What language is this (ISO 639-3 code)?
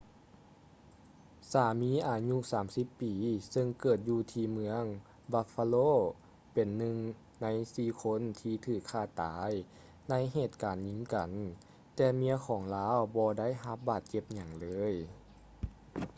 lao